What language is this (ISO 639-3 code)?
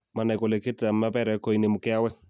kln